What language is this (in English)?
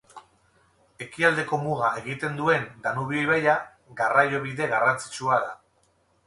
Basque